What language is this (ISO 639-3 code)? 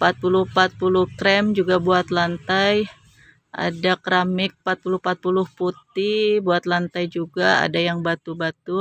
ind